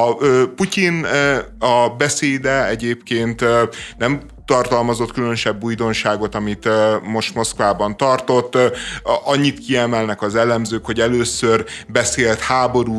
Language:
Hungarian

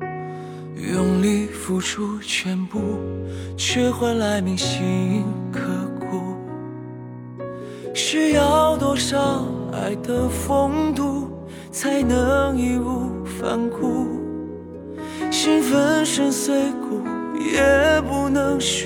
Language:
Chinese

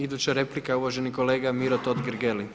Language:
Croatian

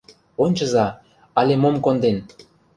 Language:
Mari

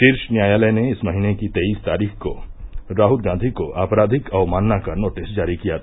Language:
Hindi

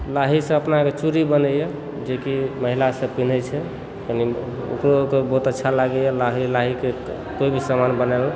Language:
Maithili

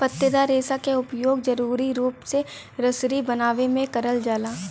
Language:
Bhojpuri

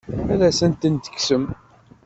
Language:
Kabyle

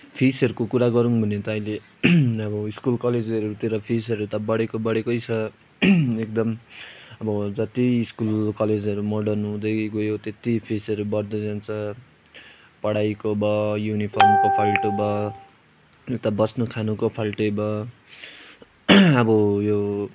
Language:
Nepali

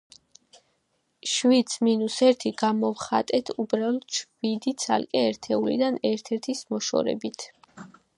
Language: Georgian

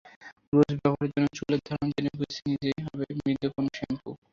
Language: Bangla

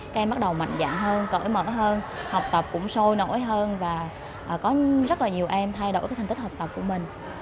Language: Vietnamese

